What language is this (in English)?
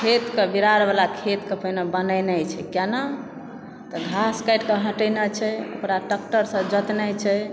Maithili